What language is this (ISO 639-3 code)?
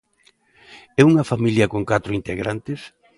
glg